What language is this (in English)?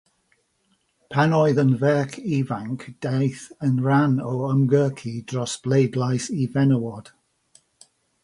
Welsh